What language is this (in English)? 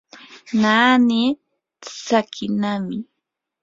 Yanahuanca Pasco Quechua